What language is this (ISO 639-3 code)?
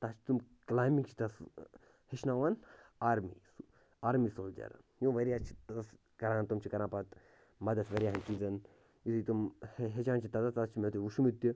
kas